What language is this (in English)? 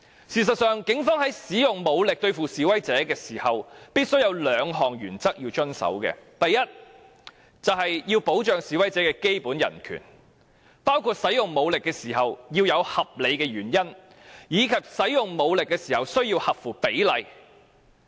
Cantonese